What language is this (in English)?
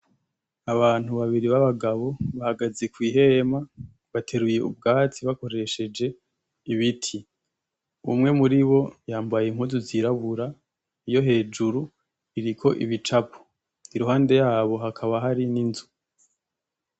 Rundi